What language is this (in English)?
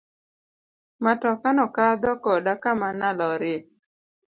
Luo (Kenya and Tanzania)